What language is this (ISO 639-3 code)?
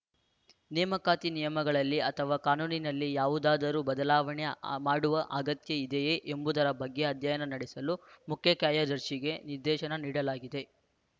kan